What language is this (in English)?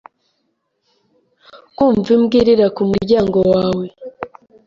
Kinyarwanda